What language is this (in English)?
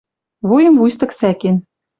Western Mari